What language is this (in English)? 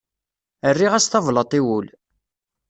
Kabyle